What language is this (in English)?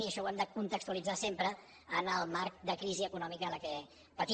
Catalan